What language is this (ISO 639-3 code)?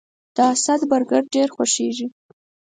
pus